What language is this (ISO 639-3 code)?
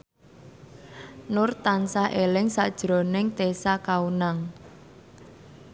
jav